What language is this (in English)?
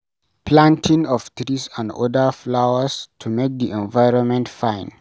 Nigerian Pidgin